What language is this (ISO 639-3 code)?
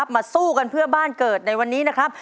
tha